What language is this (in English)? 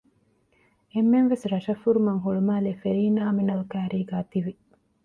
Divehi